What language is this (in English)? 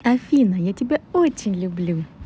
Russian